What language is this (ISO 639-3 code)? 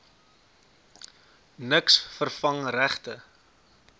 afr